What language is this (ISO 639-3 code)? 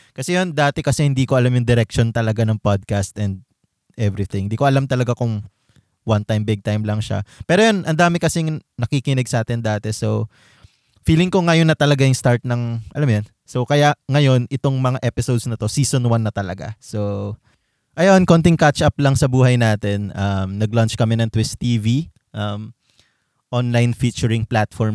fil